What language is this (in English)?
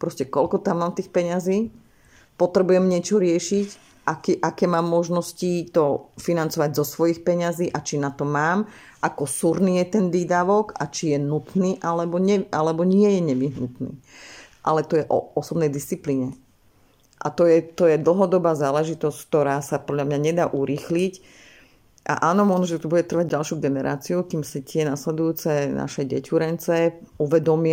Slovak